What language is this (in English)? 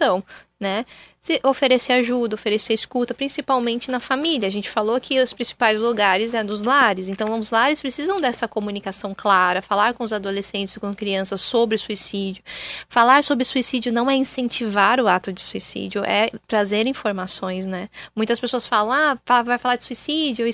Portuguese